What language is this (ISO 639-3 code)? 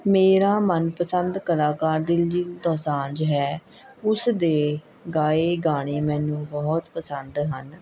pan